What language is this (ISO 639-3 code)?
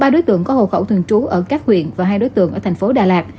vie